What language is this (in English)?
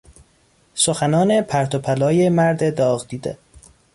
Persian